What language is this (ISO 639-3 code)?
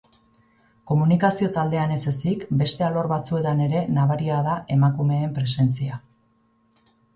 eus